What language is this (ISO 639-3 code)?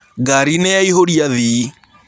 kik